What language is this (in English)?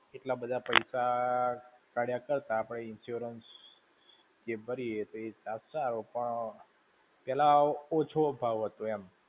Gujarati